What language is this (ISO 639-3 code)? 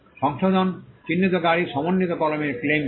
ben